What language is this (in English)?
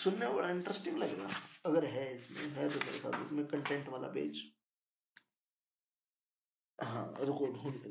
Hindi